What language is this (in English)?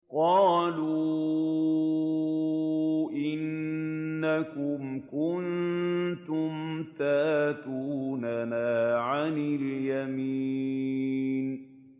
Arabic